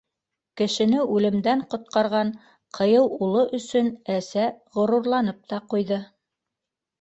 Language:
Bashkir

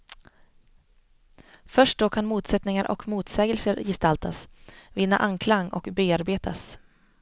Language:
Swedish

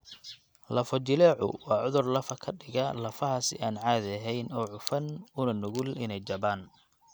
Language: Somali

